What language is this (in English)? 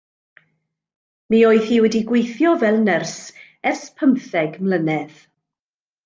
Welsh